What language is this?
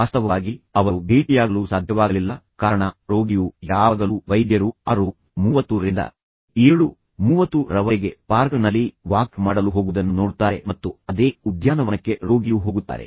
Kannada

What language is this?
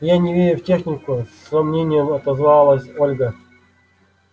Russian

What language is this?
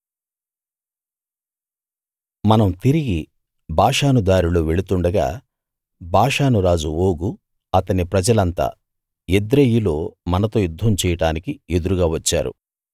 Telugu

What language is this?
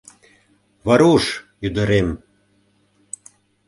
Mari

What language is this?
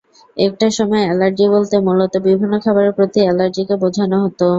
Bangla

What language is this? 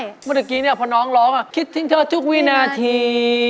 Thai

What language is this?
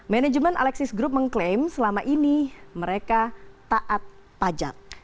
Indonesian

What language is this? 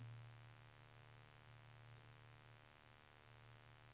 Swedish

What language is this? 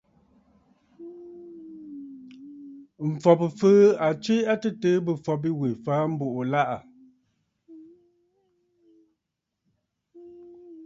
Bafut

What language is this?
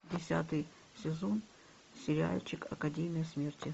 Russian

